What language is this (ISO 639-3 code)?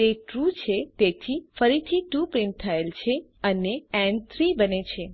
guj